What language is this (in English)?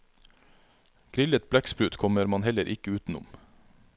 Norwegian